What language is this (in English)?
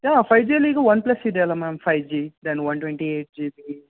Kannada